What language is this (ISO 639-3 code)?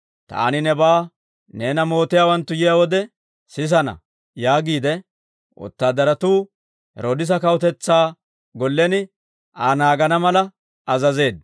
dwr